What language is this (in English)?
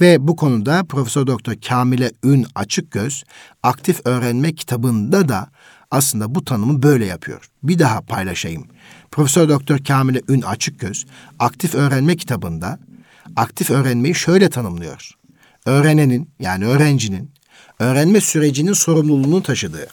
Turkish